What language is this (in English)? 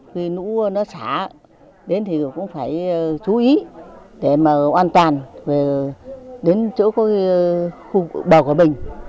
Vietnamese